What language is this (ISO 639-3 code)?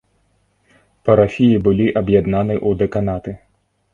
bel